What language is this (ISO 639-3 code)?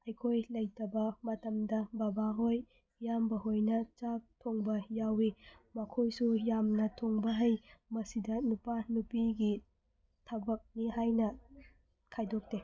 mni